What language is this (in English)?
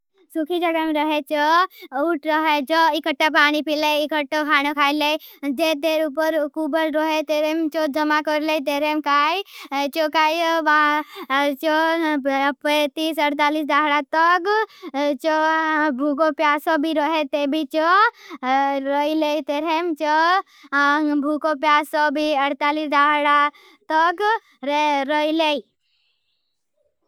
Bhili